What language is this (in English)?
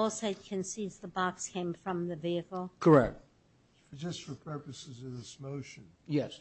English